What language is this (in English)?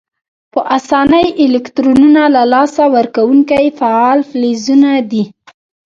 Pashto